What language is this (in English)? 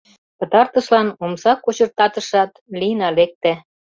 Mari